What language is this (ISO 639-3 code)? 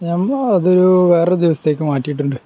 mal